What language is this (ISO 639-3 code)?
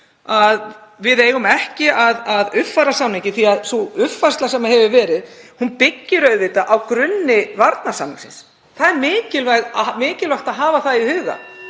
isl